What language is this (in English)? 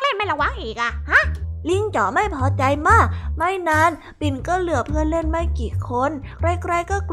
Thai